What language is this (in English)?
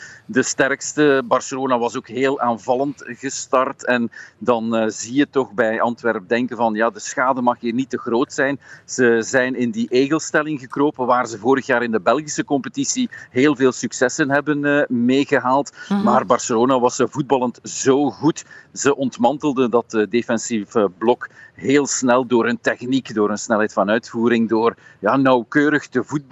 Dutch